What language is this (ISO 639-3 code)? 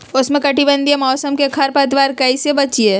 mag